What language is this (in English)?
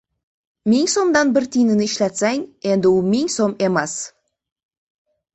Uzbek